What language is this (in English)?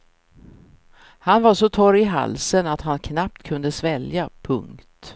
Swedish